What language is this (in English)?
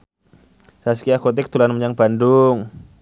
Javanese